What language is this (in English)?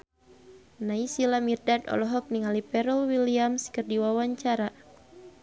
Sundanese